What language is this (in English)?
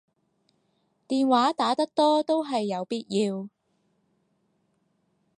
Cantonese